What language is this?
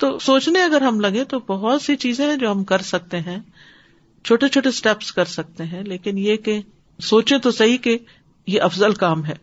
Urdu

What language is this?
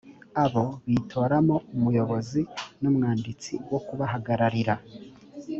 Kinyarwanda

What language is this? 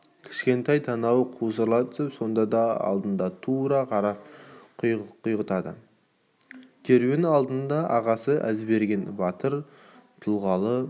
Kazakh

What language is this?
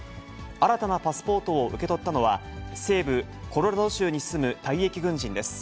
Japanese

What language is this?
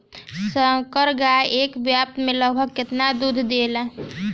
Bhojpuri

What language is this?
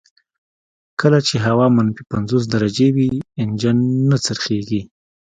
Pashto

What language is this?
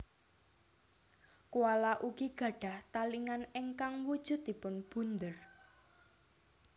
Javanese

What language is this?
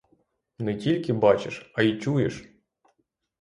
Ukrainian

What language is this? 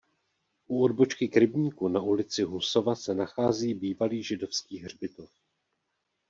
Czech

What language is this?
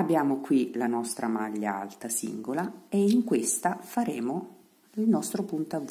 Italian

